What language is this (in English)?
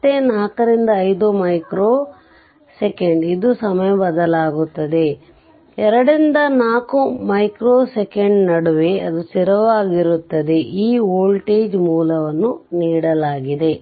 Kannada